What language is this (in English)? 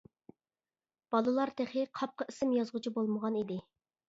Uyghur